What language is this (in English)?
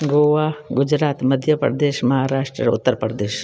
Sindhi